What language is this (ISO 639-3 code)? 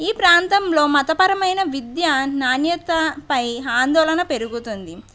tel